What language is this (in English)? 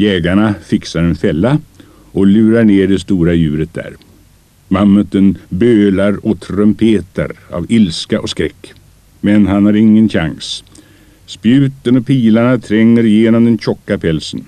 Swedish